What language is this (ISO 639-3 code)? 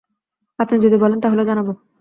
ben